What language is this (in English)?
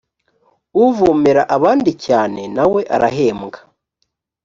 Kinyarwanda